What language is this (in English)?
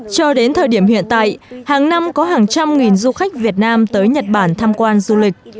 Vietnamese